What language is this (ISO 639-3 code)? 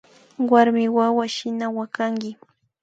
qvi